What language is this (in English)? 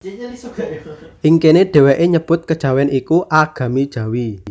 Javanese